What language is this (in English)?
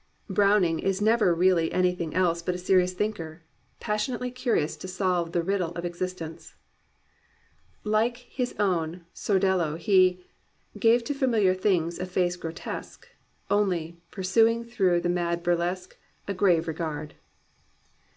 English